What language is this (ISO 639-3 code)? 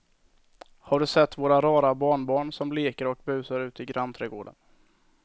swe